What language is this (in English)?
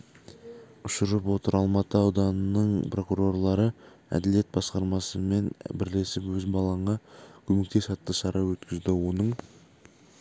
Kazakh